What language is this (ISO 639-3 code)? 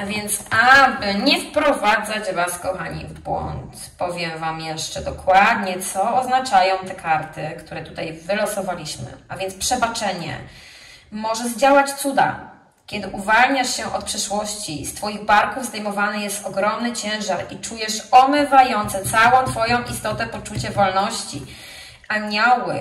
pol